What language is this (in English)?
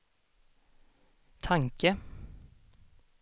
Swedish